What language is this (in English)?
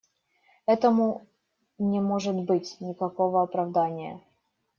Russian